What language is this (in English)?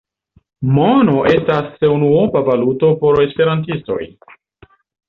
Esperanto